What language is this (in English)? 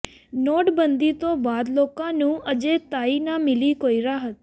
Punjabi